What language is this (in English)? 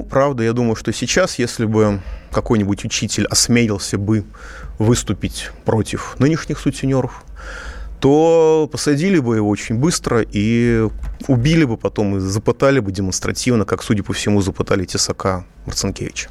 Russian